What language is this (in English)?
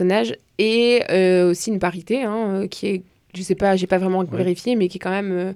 French